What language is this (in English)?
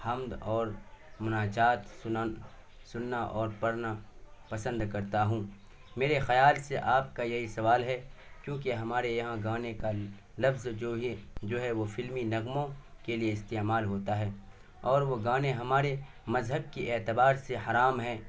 Urdu